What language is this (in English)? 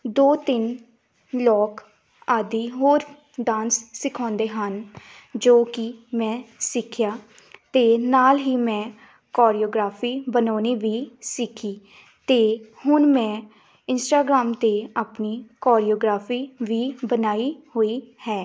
Punjabi